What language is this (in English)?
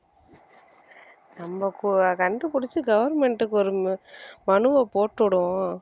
Tamil